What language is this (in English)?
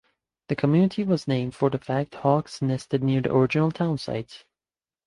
English